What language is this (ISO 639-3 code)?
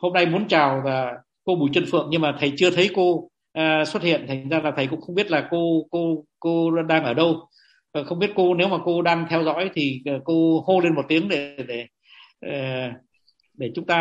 vie